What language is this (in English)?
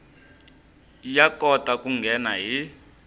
Tsonga